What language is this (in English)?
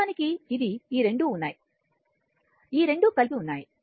Telugu